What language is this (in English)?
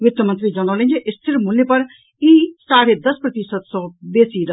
Maithili